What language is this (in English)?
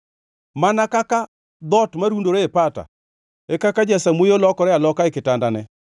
Luo (Kenya and Tanzania)